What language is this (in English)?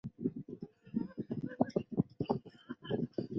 Chinese